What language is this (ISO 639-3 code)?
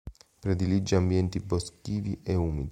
ita